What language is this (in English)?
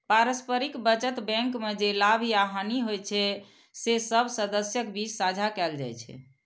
Maithili